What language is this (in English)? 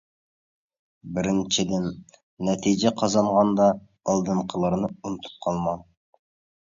Uyghur